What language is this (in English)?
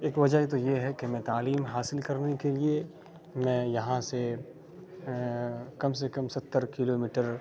Urdu